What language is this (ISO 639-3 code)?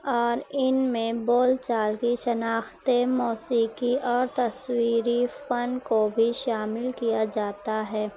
urd